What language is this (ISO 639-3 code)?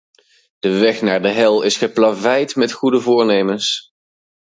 nld